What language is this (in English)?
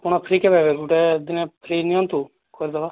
Odia